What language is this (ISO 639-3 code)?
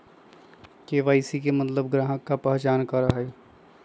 mag